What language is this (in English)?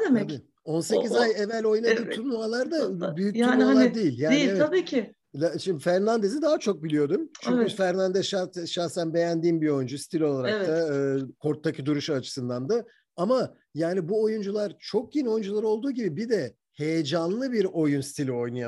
Turkish